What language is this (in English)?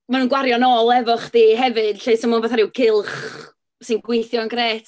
Welsh